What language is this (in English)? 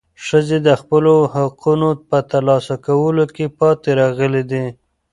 Pashto